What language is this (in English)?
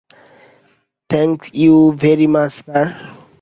Bangla